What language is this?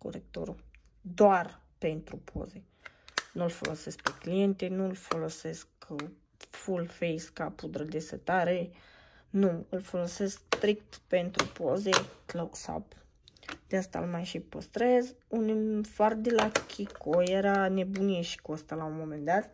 Romanian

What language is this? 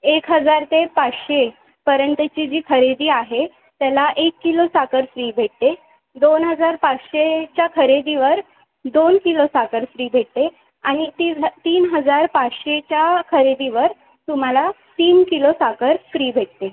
Marathi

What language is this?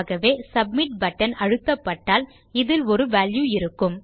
Tamil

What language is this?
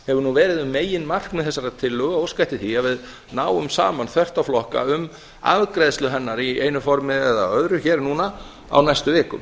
Icelandic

